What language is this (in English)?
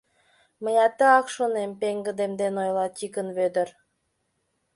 Mari